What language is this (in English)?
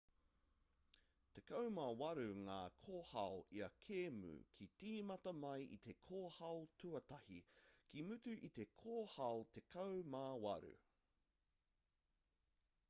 Māori